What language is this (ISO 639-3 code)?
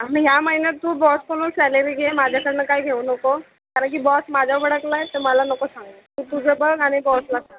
mar